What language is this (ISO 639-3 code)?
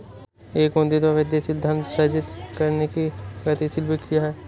hin